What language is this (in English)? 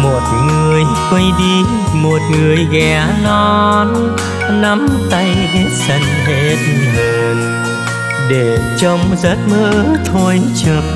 Vietnamese